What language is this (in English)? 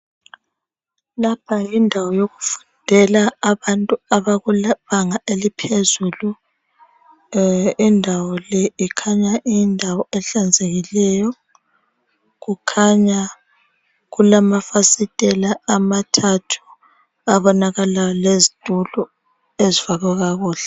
North Ndebele